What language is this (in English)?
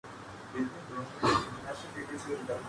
Urdu